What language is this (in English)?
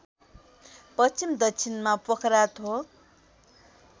Nepali